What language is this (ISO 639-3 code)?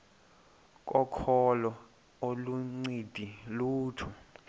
xho